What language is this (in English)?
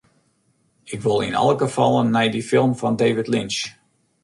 Western Frisian